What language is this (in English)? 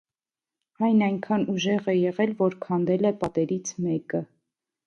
Armenian